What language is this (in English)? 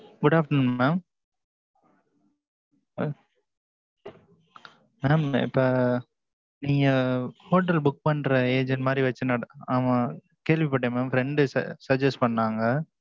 Tamil